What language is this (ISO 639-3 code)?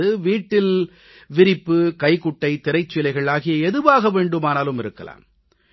tam